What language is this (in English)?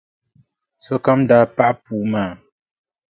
Dagbani